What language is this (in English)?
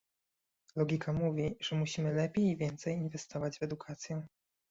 Polish